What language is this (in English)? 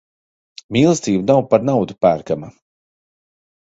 Latvian